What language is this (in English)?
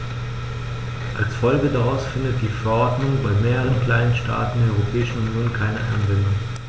German